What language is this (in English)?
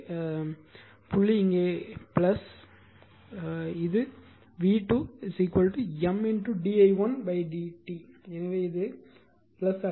Tamil